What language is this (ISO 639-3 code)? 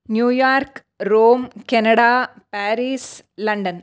san